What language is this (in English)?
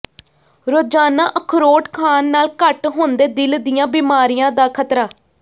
Punjabi